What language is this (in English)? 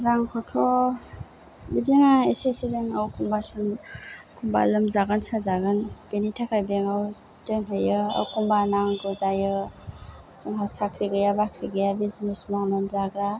Bodo